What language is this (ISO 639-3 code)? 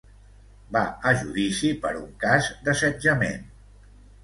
cat